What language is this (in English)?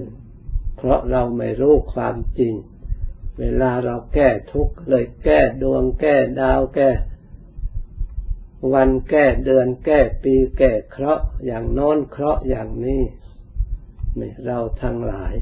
Thai